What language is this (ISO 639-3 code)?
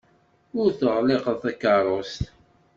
kab